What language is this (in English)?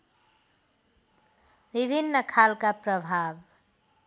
Nepali